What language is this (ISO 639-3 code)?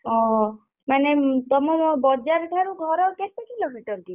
ori